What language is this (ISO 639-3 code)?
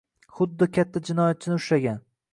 uzb